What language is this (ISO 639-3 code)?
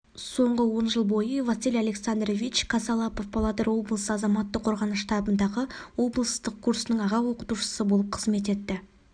kaz